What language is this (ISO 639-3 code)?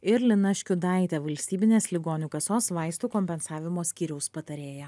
lit